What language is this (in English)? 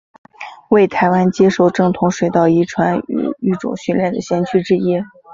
Chinese